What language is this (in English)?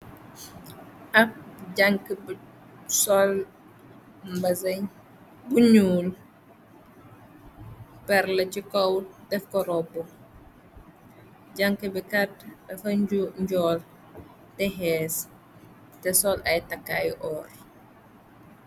Wolof